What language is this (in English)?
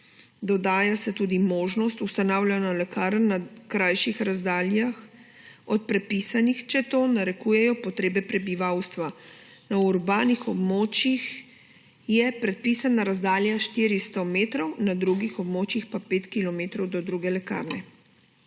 Slovenian